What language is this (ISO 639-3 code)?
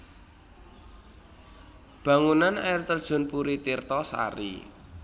jav